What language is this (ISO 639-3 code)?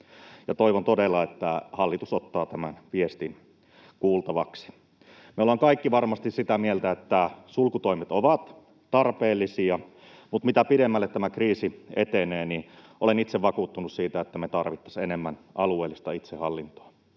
fin